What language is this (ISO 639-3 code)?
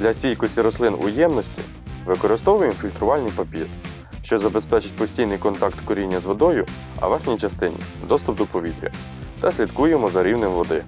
ukr